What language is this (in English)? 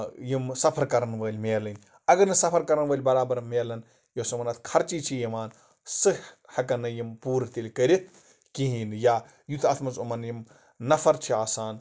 Kashmiri